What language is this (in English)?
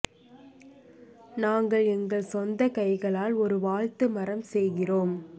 Tamil